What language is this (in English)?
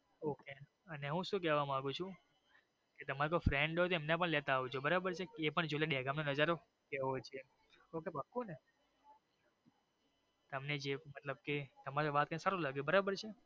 Gujarati